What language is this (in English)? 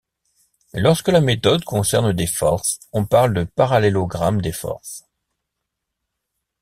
French